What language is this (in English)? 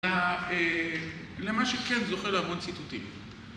Hebrew